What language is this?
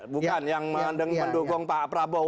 Indonesian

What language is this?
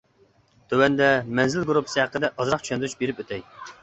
Uyghur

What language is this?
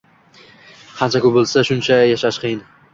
Uzbek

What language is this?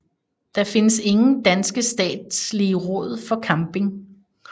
Danish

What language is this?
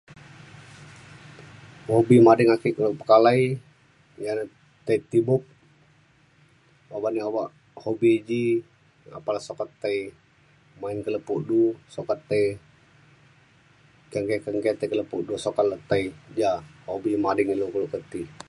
Mainstream Kenyah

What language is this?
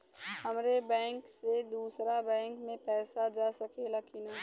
Bhojpuri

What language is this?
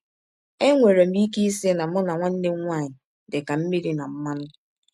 Igbo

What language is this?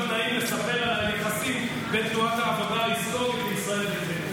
Hebrew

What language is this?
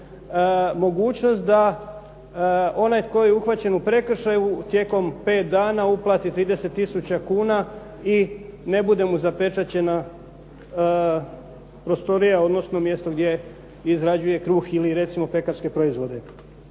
Croatian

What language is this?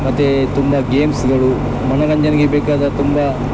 Kannada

